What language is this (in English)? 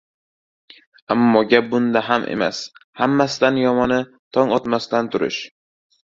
Uzbek